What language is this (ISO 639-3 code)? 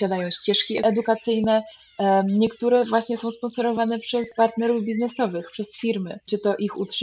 pol